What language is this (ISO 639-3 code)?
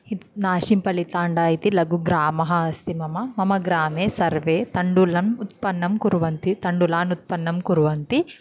san